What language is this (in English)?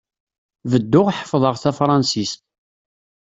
Kabyle